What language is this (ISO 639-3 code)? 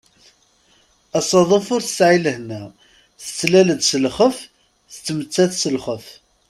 kab